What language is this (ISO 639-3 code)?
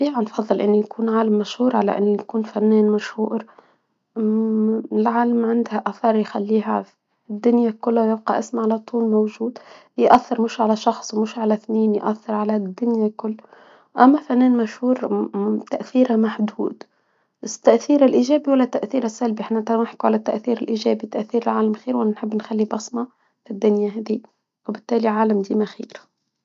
aeb